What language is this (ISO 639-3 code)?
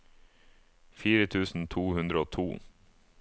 nor